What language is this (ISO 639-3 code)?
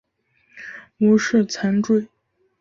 zho